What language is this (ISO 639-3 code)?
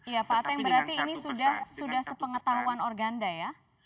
ind